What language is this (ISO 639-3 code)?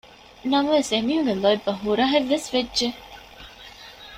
div